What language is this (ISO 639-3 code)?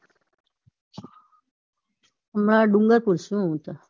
guj